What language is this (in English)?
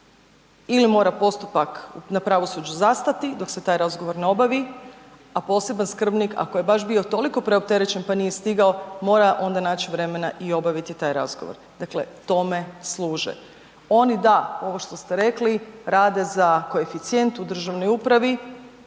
Croatian